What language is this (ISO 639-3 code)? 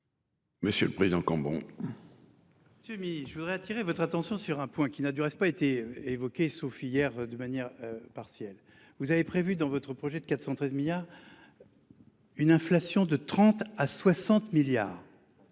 fra